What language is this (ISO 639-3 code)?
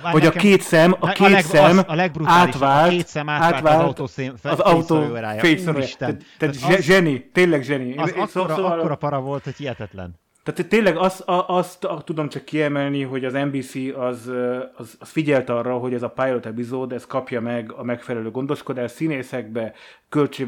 hun